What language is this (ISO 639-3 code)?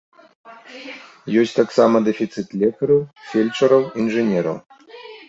bel